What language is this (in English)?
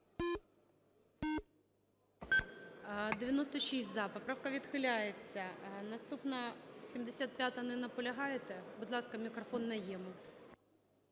Ukrainian